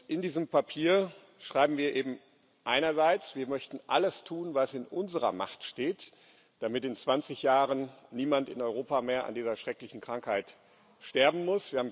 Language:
German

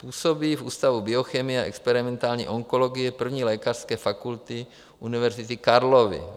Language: Czech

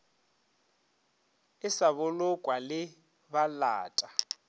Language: Northern Sotho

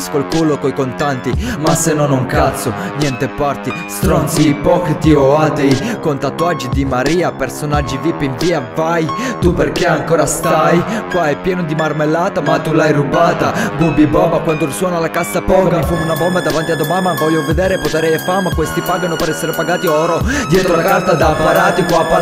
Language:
Italian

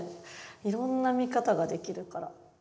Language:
Japanese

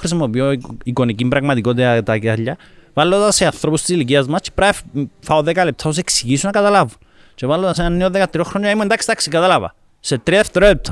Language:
Greek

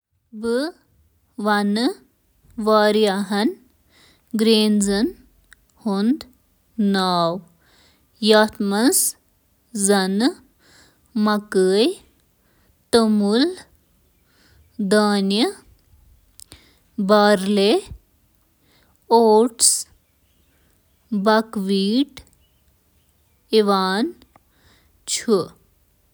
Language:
Kashmiri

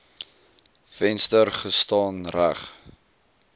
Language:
Afrikaans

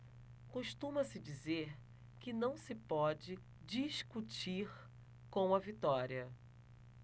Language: Portuguese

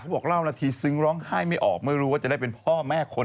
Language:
Thai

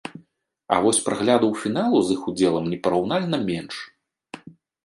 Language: Belarusian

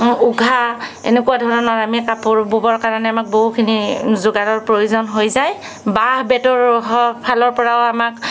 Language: Assamese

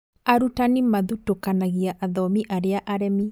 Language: Kikuyu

